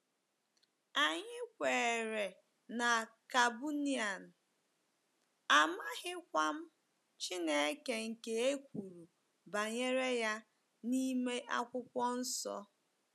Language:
Igbo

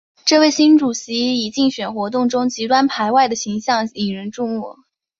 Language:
Chinese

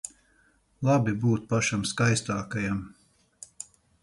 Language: Latvian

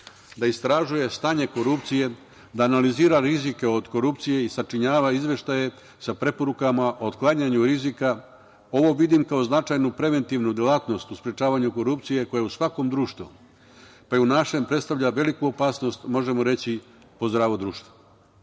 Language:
Serbian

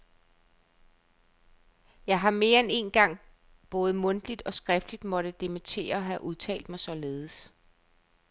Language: Danish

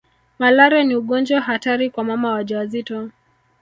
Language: Swahili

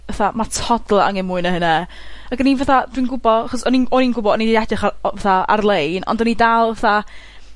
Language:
Welsh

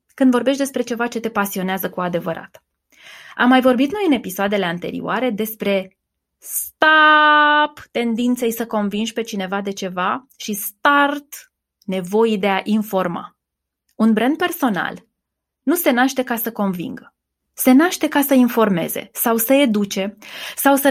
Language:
Romanian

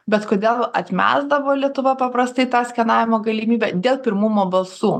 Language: Lithuanian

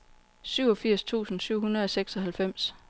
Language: Danish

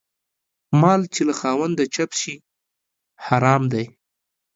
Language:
Pashto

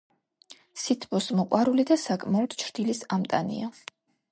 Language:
Georgian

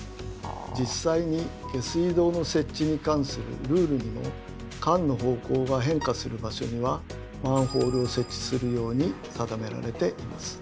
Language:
Japanese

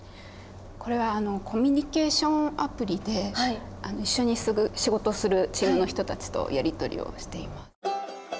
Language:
Japanese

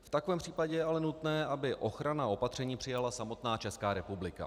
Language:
Czech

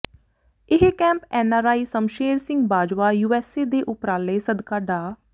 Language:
Punjabi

